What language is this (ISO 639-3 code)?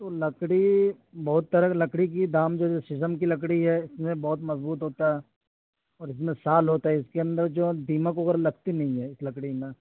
urd